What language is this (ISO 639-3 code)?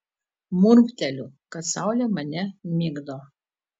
lit